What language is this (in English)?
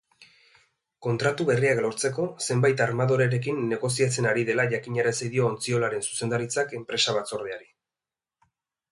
Basque